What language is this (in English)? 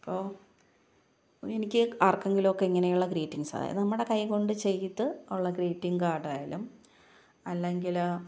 Malayalam